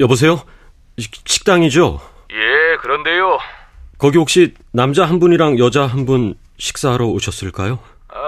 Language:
Korean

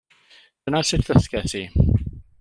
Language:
Welsh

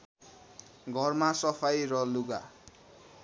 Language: Nepali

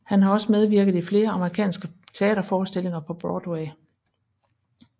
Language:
Danish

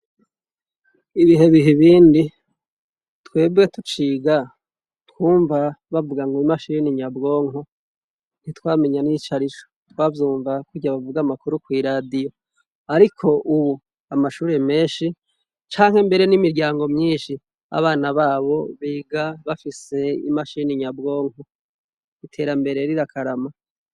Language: Rundi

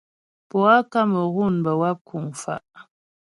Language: Ghomala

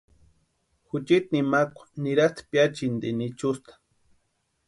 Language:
Western Highland Purepecha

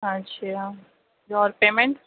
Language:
Urdu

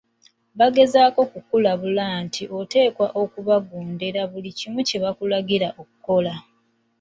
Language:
Ganda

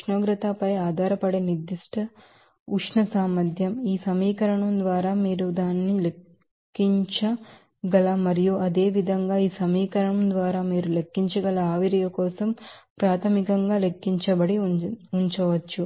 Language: Telugu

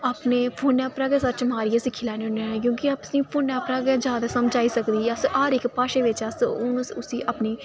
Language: Dogri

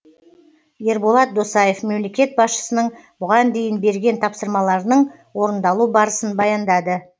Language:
Kazakh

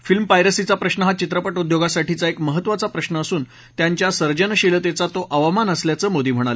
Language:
Marathi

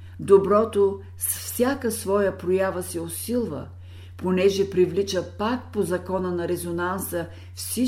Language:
Bulgarian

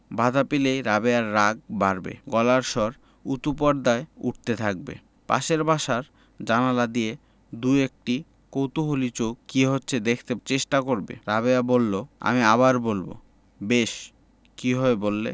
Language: Bangla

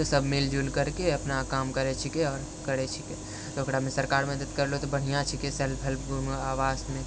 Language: Maithili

